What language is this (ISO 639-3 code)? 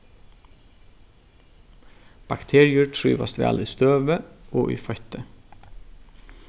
fao